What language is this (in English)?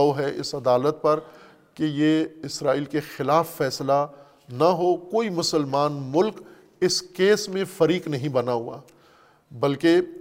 Urdu